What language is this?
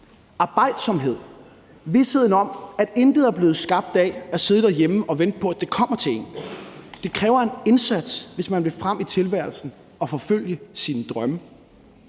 Danish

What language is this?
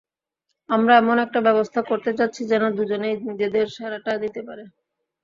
Bangla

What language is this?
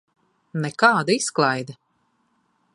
Latvian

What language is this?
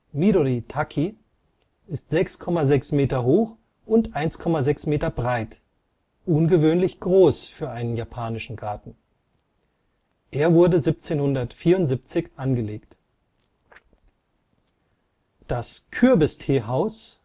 German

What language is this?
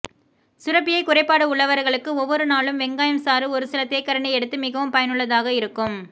Tamil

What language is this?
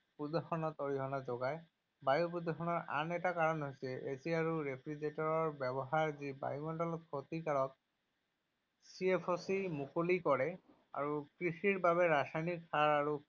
Assamese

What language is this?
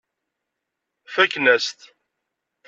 Kabyle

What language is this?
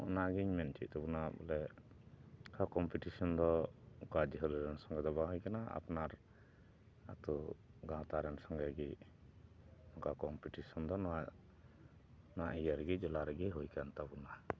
Santali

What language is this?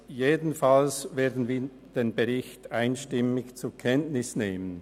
Swiss German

